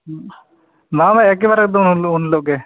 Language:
Santali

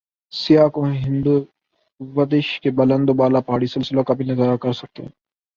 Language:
Urdu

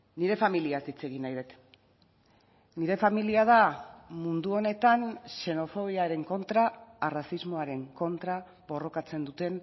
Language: Basque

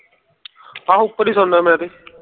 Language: Punjabi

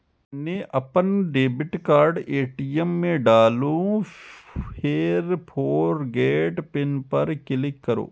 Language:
Maithili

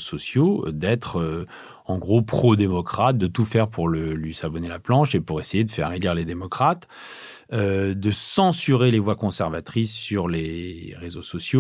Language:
French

